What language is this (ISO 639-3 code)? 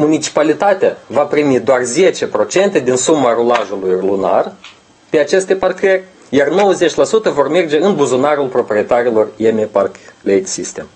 ron